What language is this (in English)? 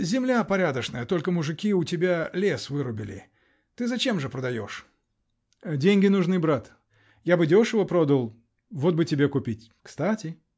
Russian